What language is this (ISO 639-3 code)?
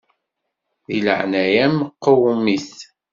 kab